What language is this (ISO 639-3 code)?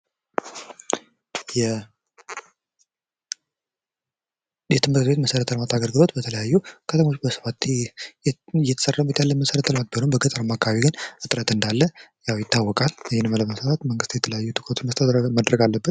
amh